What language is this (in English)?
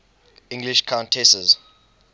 English